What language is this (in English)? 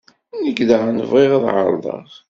Kabyle